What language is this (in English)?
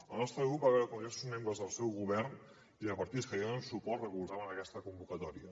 Catalan